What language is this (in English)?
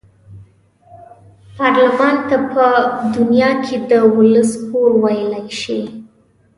Pashto